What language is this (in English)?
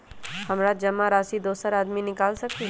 Magahi